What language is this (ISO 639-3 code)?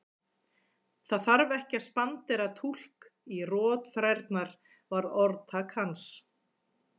isl